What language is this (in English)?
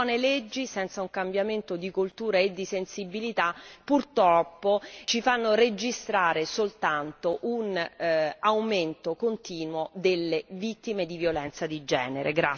Italian